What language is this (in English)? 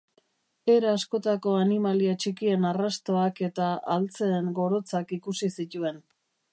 Basque